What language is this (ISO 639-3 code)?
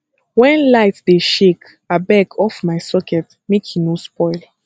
pcm